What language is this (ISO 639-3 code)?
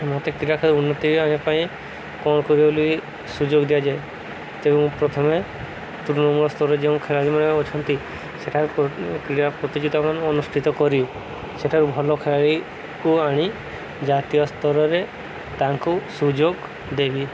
ori